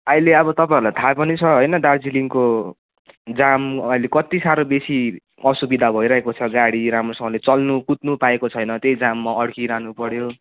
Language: Nepali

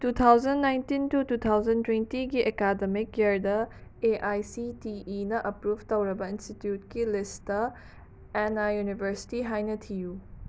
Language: Manipuri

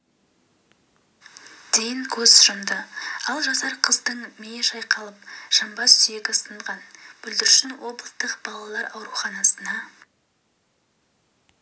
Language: Kazakh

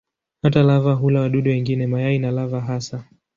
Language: Swahili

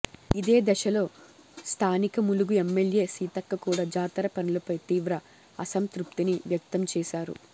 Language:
Telugu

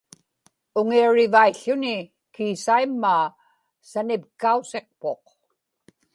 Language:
Inupiaq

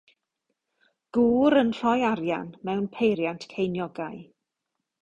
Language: Welsh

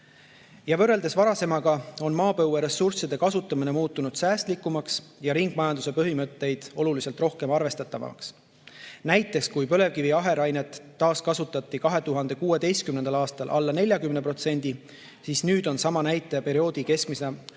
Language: Estonian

